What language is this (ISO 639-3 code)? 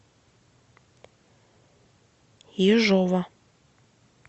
rus